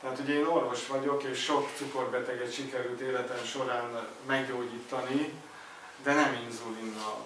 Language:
Hungarian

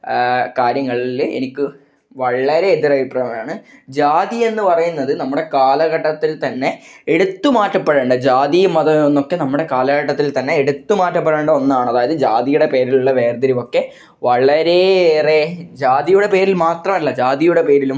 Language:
Malayalam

